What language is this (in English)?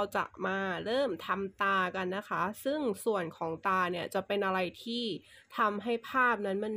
Thai